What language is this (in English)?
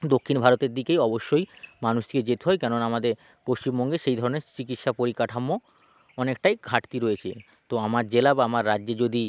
Bangla